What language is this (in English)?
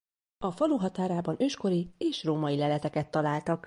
Hungarian